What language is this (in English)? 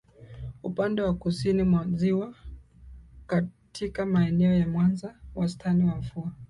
Swahili